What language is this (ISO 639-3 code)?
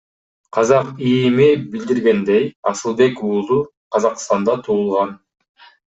kir